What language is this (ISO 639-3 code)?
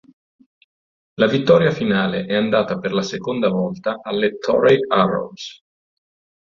ita